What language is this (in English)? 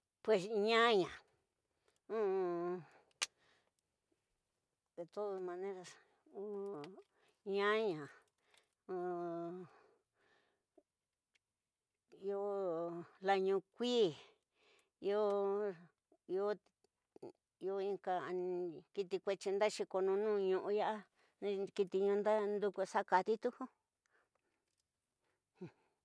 Tidaá Mixtec